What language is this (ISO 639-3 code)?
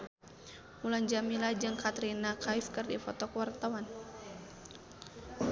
sun